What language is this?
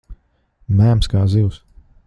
Latvian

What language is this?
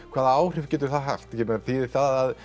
Icelandic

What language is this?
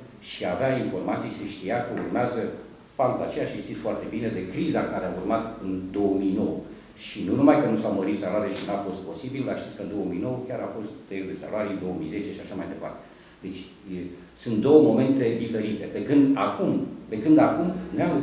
Romanian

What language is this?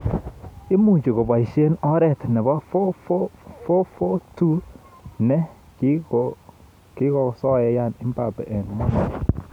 Kalenjin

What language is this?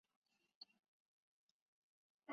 Chinese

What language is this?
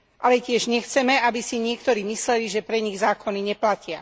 Slovak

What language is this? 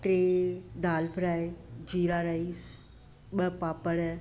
Sindhi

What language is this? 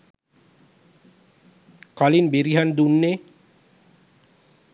Sinhala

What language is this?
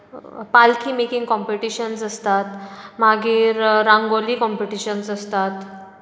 Konkani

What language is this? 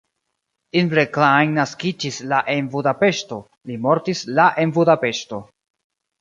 Esperanto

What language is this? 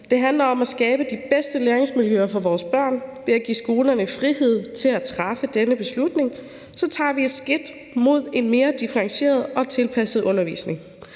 Danish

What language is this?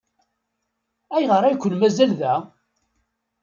Kabyle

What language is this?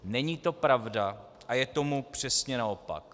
Czech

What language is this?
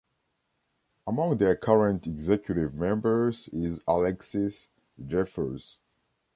English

